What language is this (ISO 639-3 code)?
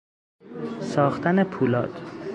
fas